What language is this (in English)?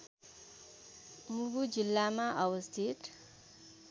Nepali